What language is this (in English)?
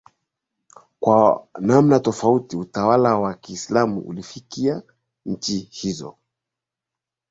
Swahili